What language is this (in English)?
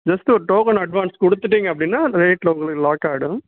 Tamil